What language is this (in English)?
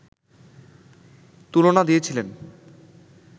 Bangla